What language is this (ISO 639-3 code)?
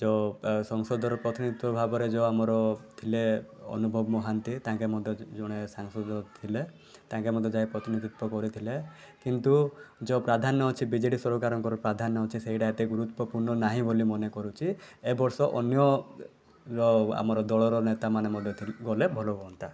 ori